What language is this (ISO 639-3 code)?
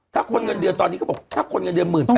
tha